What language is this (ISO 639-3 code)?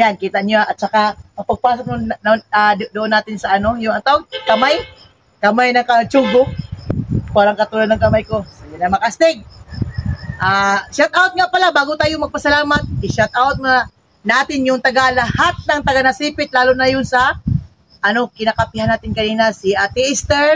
fil